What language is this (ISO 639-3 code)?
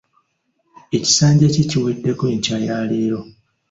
lug